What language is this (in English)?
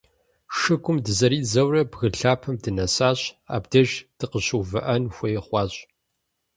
Kabardian